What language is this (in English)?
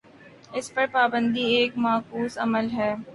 Urdu